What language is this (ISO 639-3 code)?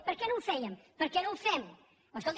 cat